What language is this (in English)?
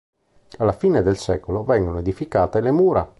Italian